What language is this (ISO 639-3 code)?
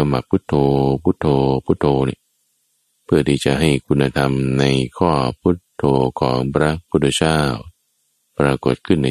tha